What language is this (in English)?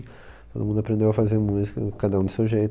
Portuguese